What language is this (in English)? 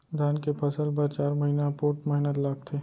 Chhattisgarhi